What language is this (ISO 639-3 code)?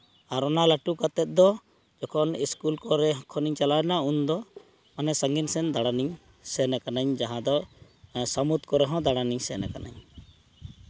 sat